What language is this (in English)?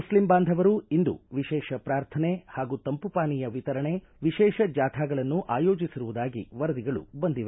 Kannada